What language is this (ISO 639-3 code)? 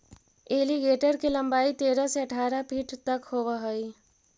mag